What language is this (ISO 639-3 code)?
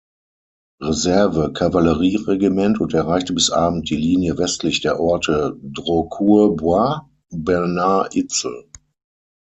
deu